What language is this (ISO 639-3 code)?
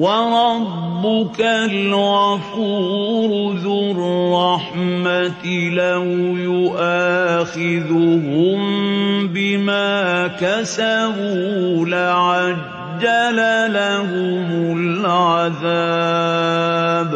ara